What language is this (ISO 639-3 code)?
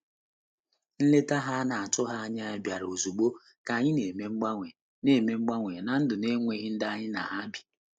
ibo